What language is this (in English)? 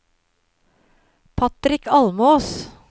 Norwegian